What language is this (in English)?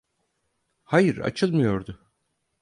Turkish